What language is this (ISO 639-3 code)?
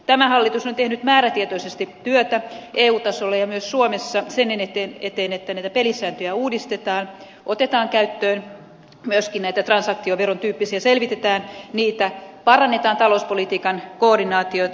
fin